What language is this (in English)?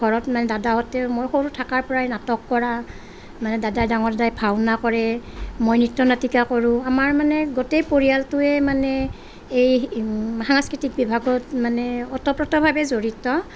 Assamese